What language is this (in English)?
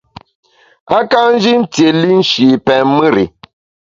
Bamun